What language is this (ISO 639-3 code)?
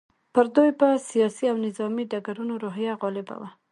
pus